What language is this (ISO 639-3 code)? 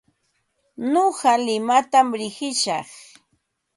qva